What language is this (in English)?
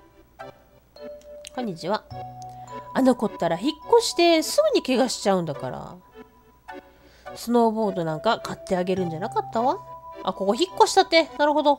Japanese